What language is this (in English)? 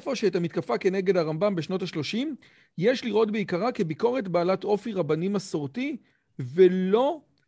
Hebrew